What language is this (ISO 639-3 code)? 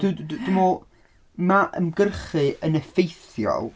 cym